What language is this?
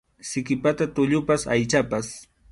Arequipa-La Unión Quechua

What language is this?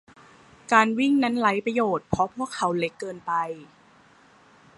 Thai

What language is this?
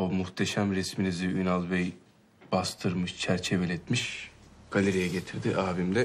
Turkish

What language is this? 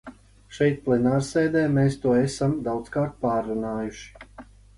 Latvian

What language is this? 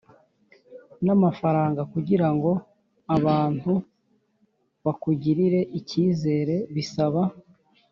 Kinyarwanda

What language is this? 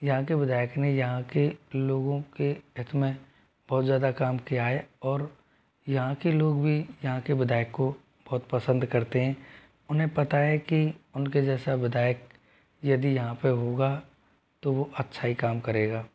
Hindi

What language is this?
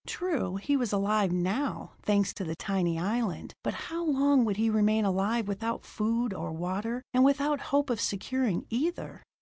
English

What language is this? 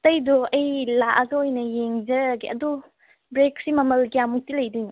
Manipuri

